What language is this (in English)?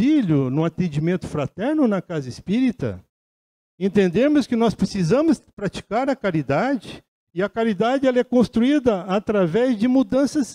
Portuguese